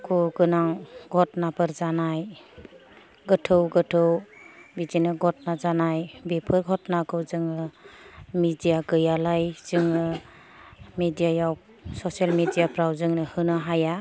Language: Bodo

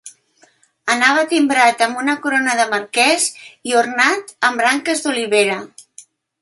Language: Catalan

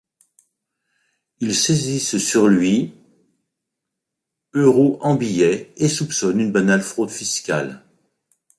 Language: French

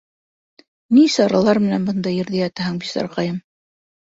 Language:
Bashkir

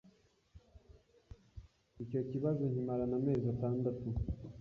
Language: Kinyarwanda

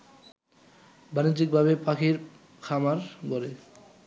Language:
Bangla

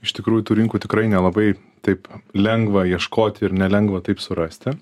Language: Lithuanian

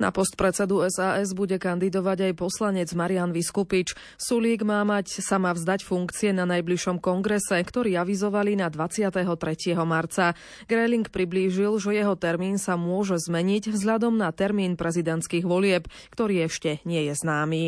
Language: Slovak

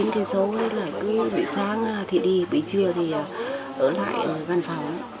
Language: Vietnamese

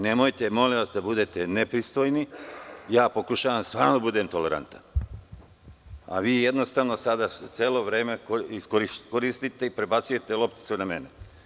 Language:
Serbian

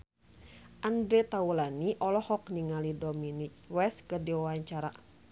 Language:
Sundanese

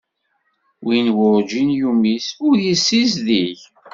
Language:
Kabyle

